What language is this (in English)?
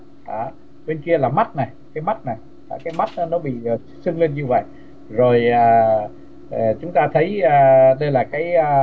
Vietnamese